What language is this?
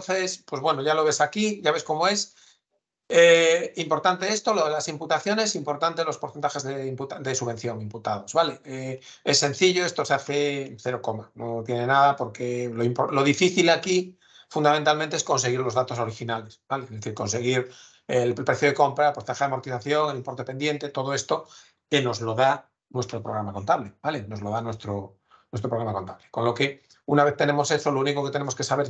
Spanish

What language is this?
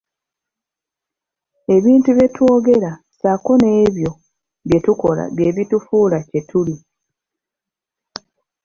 Ganda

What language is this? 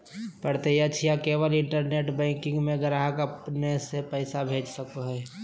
Magahi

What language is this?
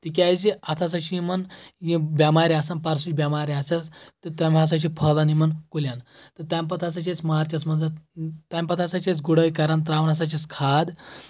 Kashmiri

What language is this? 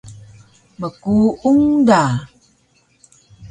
Taroko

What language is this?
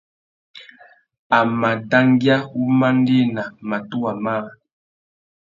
Tuki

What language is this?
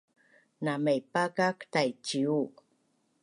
Bunun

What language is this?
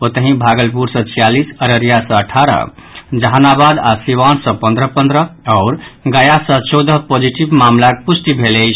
Maithili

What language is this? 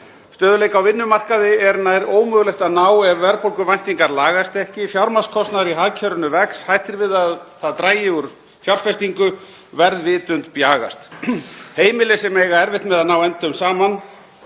Icelandic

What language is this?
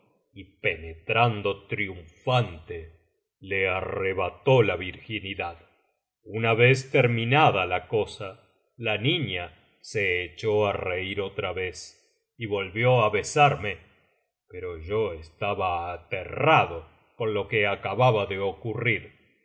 Spanish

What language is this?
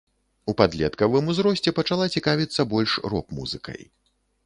Belarusian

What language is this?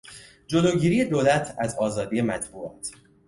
Persian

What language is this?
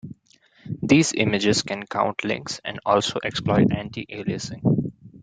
English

